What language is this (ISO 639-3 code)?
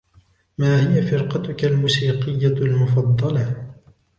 ara